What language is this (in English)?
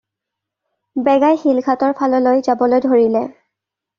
Assamese